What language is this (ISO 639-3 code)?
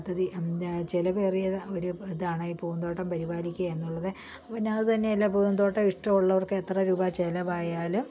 mal